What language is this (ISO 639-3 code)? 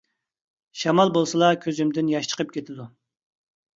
uig